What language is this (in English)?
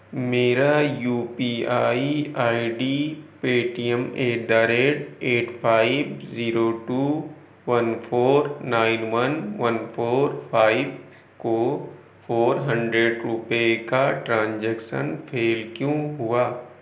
Urdu